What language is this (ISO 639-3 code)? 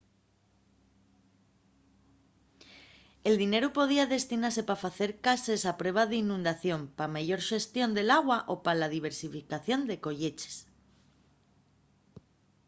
ast